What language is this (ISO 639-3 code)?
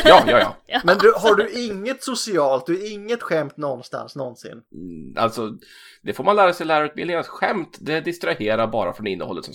swe